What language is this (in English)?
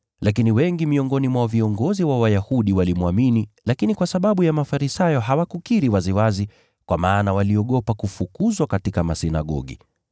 Swahili